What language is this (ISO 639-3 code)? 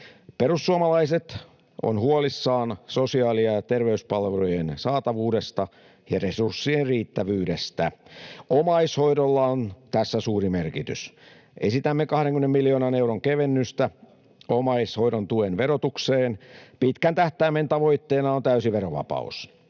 fin